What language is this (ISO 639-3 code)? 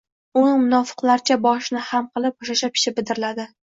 uzb